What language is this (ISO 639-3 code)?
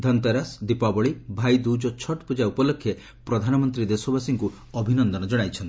ori